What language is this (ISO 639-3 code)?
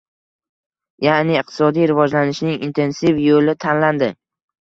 uzb